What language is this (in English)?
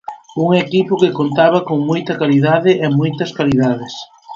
Galician